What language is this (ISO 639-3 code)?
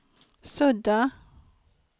swe